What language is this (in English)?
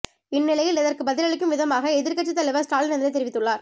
Tamil